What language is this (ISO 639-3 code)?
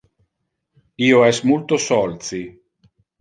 ina